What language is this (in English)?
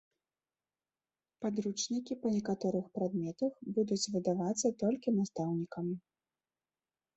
Belarusian